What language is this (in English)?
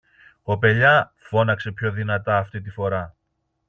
Greek